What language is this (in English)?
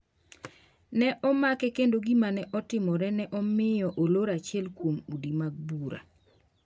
Luo (Kenya and Tanzania)